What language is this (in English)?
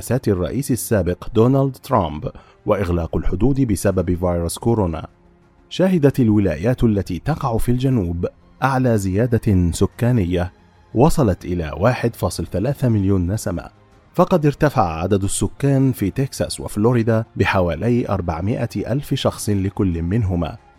Arabic